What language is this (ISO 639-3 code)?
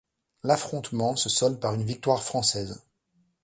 fra